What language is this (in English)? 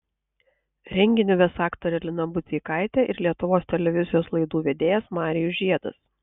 Lithuanian